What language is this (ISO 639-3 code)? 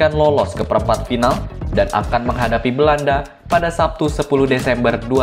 ind